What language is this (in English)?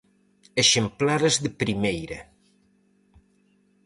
Galician